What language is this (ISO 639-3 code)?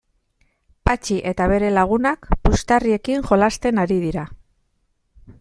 eus